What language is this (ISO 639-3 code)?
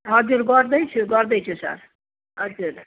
nep